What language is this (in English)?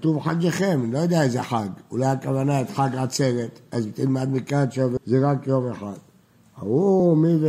Hebrew